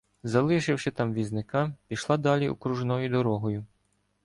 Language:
Ukrainian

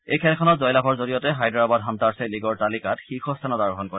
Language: Assamese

